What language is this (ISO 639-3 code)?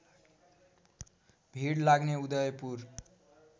nep